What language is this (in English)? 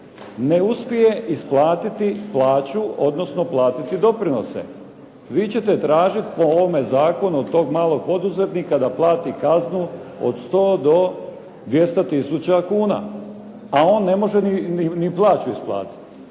Croatian